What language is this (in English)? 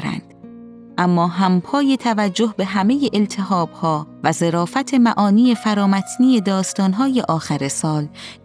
Persian